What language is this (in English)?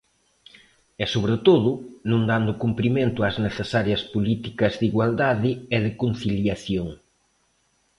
Galician